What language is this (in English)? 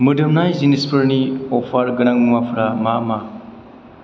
Bodo